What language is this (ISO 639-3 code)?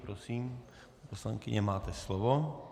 ces